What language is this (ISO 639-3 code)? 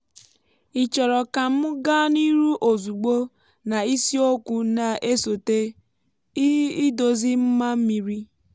ibo